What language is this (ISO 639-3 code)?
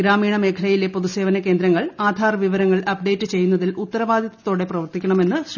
mal